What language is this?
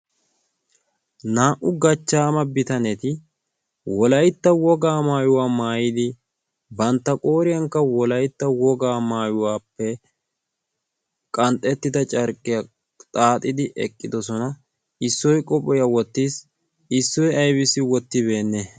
Wolaytta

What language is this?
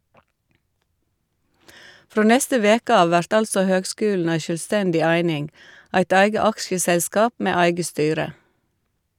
Norwegian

